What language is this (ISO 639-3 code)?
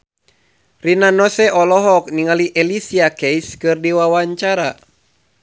sun